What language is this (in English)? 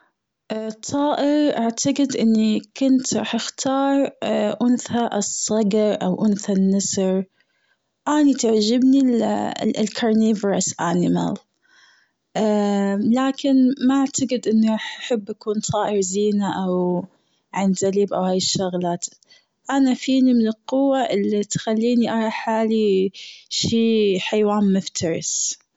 Gulf Arabic